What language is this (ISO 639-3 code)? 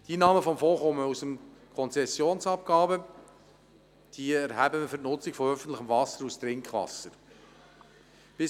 gsw